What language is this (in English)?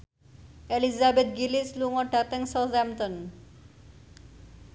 Javanese